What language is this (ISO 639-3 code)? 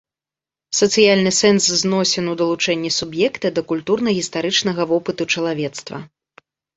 bel